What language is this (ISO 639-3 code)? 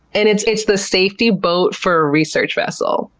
eng